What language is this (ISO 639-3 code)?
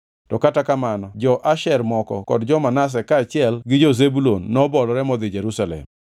luo